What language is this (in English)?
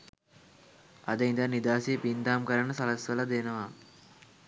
Sinhala